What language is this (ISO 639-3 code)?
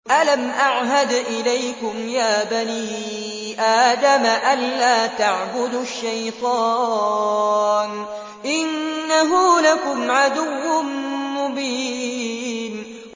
ara